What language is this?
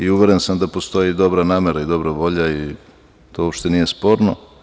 Serbian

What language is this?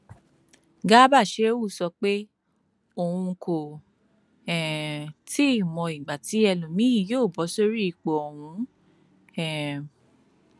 Yoruba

